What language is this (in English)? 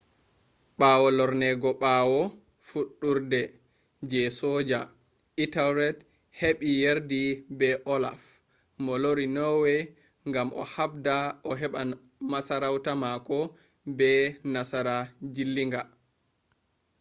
Fula